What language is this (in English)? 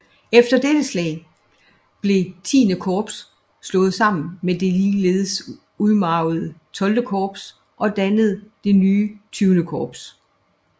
Danish